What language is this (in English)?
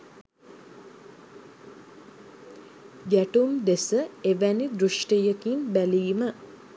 Sinhala